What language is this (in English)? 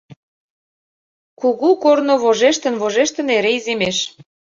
Mari